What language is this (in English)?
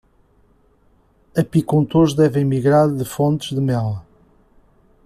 Portuguese